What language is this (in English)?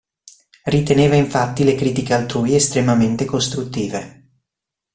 Italian